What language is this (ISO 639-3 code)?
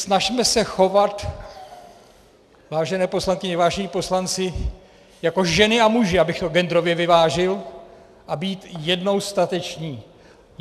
ces